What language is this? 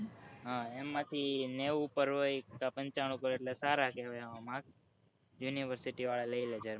Gujarati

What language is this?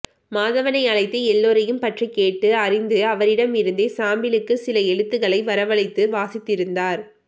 Tamil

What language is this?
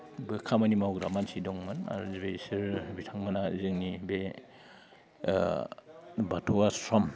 Bodo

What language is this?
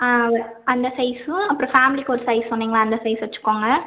Tamil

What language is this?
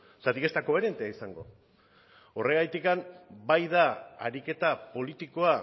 Basque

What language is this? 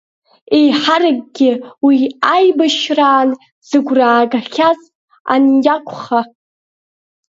Abkhazian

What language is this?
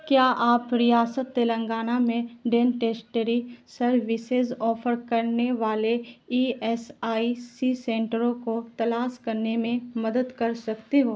Urdu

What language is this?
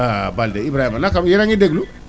Wolof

